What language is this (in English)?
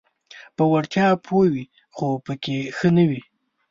Pashto